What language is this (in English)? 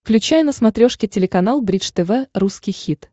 Russian